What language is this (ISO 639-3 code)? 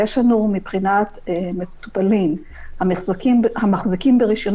heb